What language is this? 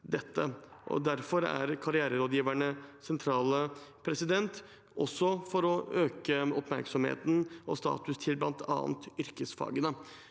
Norwegian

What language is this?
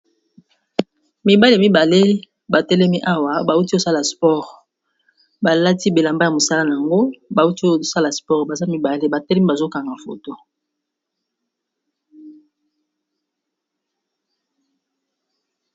Lingala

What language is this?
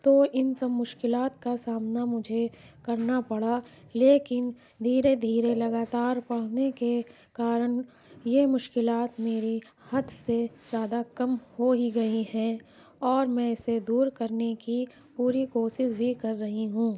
Urdu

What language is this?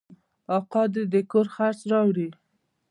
Pashto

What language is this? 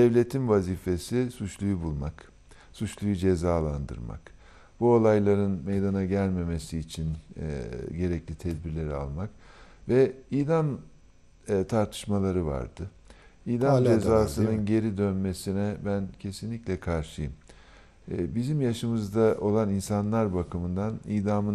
Turkish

